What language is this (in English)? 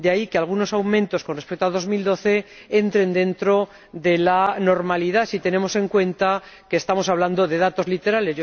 Spanish